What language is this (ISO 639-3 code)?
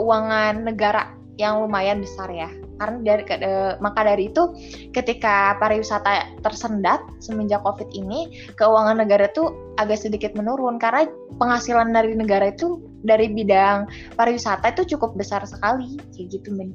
ind